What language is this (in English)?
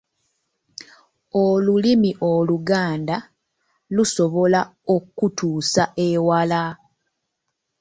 Ganda